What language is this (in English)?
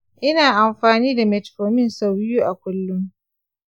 Hausa